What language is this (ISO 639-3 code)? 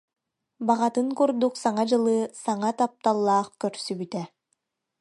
sah